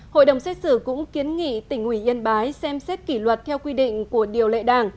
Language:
Vietnamese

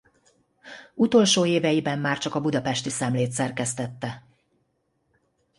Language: Hungarian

